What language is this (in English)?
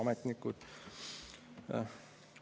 Estonian